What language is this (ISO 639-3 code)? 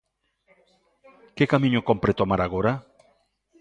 glg